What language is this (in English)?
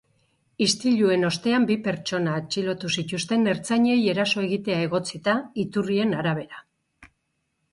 Basque